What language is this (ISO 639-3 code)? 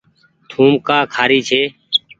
gig